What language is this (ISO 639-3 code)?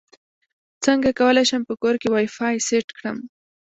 pus